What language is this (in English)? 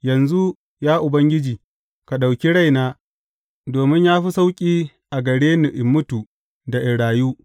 Hausa